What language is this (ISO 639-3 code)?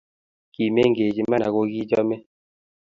kln